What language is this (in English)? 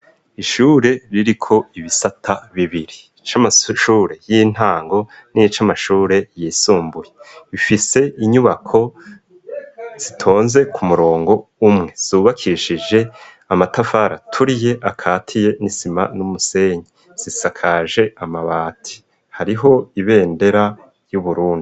Rundi